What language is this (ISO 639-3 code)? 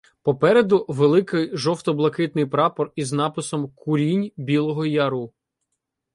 ukr